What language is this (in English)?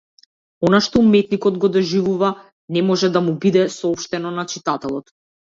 Macedonian